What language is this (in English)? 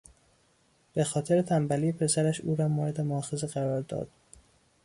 Persian